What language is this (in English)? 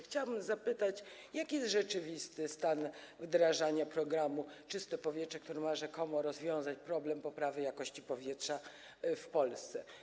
Polish